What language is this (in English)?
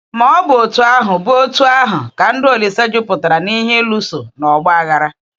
Igbo